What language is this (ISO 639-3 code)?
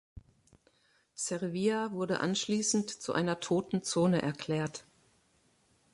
deu